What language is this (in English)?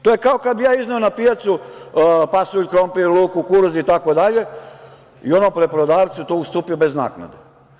Serbian